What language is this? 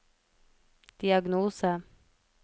Norwegian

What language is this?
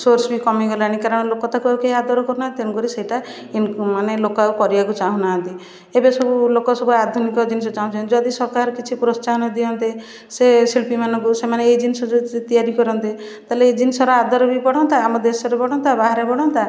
Odia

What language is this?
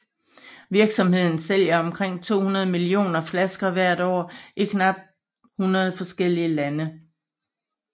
Danish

